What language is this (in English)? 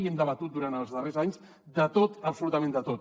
Catalan